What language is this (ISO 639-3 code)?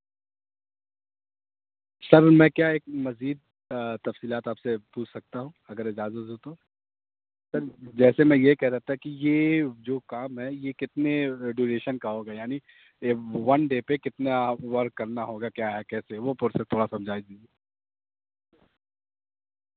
urd